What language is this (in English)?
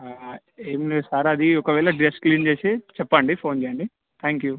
Telugu